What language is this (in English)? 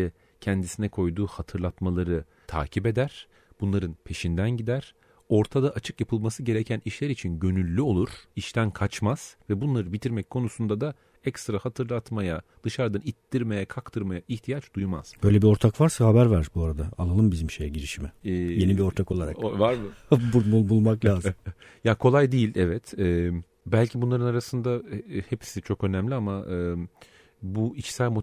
Turkish